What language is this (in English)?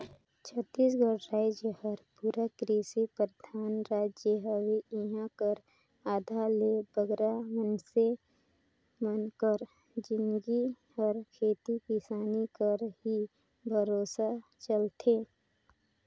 Chhattisgarhi